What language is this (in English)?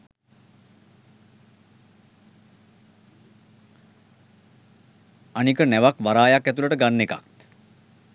Sinhala